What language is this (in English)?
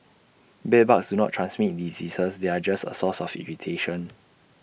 English